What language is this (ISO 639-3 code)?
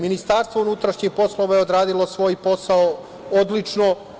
srp